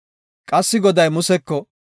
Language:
Gofa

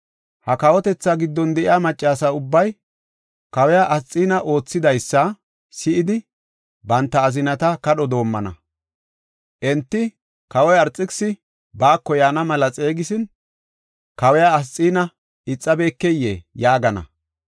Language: Gofa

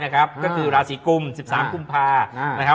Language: Thai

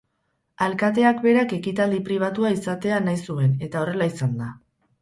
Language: Basque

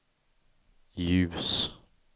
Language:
Swedish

